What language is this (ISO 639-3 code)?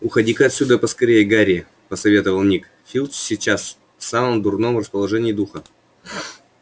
rus